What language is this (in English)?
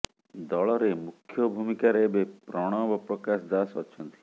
Odia